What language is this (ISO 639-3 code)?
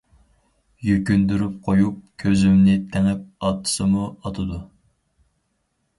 uig